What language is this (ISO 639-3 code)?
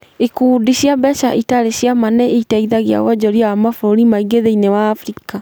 kik